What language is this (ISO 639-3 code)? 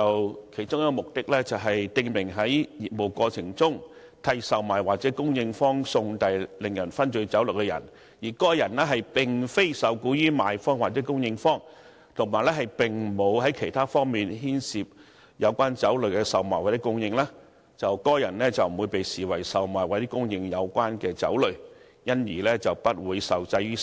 yue